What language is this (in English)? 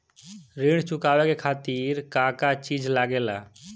Bhojpuri